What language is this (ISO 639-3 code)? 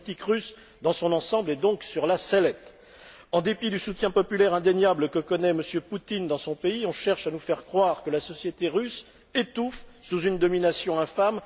fra